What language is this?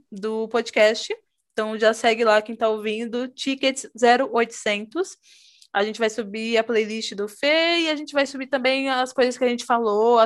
Portuguese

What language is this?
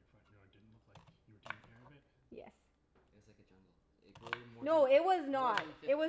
English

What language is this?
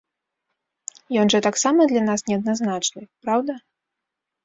Belarusian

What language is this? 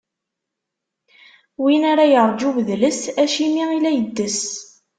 Kabyle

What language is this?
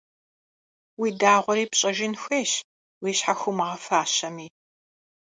Kabardian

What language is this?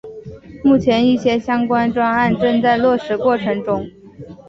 Chinese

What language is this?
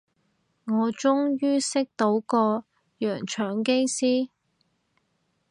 Cantonese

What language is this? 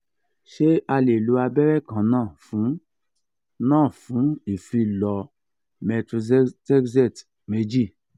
Yoruba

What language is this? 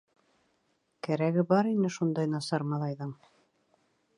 Bashkir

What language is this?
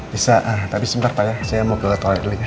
Indonesian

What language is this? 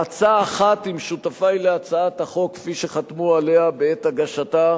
Hebrew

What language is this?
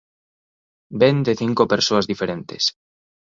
Galician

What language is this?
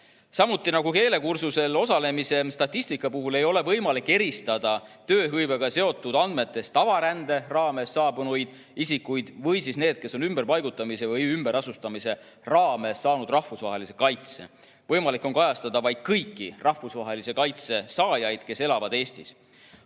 Estonian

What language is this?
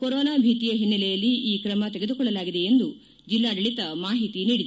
Kannada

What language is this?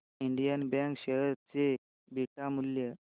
Marathi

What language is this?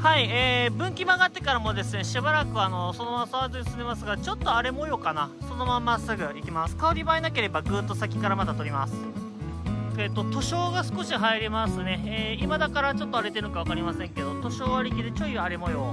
Japanese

